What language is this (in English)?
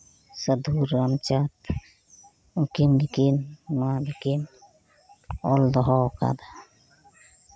Santali